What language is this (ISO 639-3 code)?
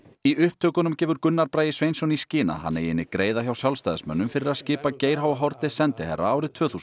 isl